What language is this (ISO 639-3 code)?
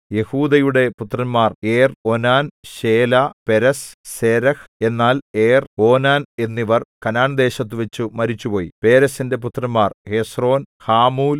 mal